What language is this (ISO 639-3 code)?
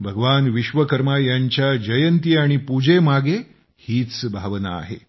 mar